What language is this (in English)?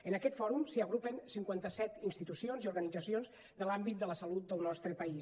Catalan